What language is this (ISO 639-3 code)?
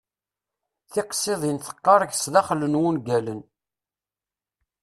kab